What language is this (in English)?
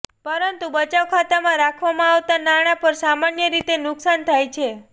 Gujarati